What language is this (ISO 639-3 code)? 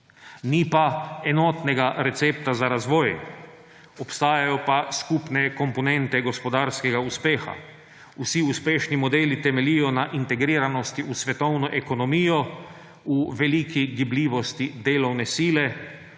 slv